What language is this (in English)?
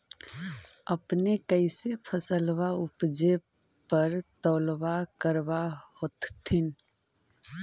Magahi